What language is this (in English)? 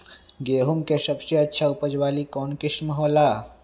Magahi